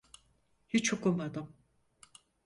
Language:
Turkish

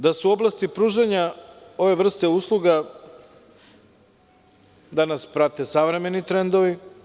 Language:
Serbian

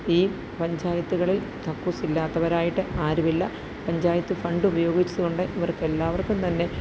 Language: Malayalam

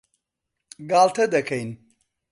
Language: Central Kurdish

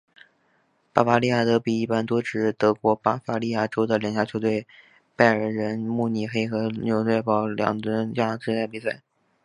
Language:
Chinese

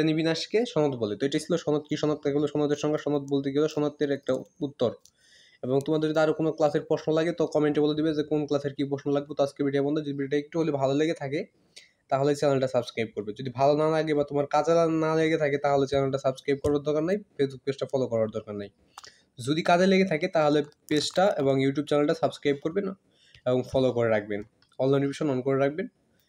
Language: Bangla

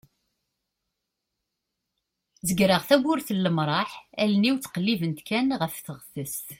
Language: Kabyle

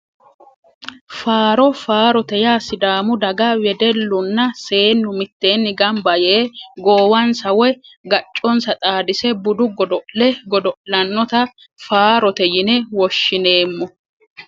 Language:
Sidamo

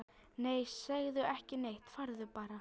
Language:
Icelandic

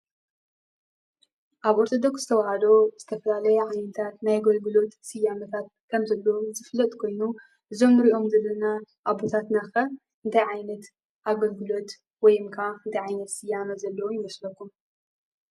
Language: Tigrinya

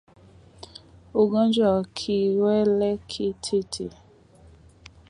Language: Swahili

